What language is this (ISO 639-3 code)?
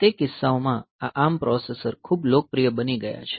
guj